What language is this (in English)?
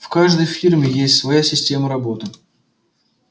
Russian